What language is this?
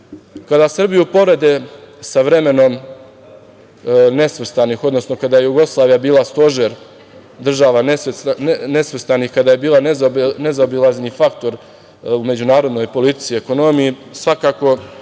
Serbian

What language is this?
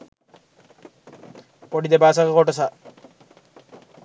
Sinhala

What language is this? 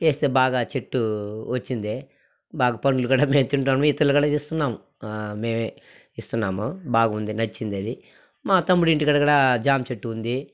Telugu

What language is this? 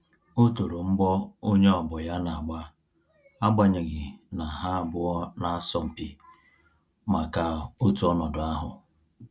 Igbo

